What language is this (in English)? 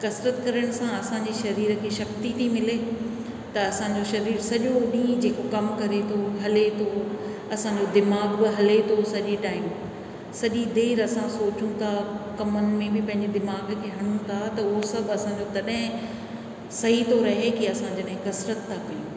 Sindhi